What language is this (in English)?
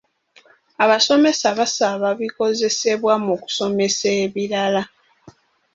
Ganda